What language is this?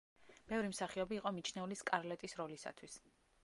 Georgian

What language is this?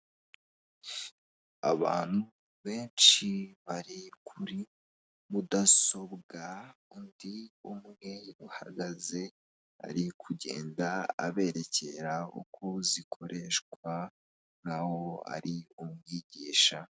Kinyarwanda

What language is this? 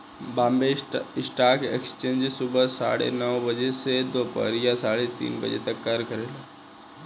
Bhojpuri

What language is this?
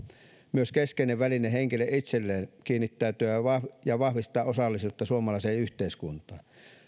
Finnish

